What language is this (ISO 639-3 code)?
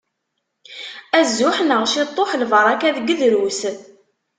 kab